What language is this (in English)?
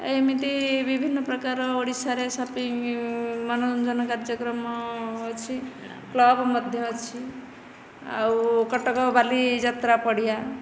Odia